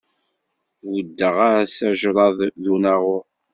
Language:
Kabyle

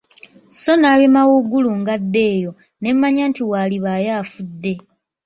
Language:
Ganda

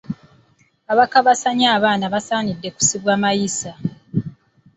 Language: Ganda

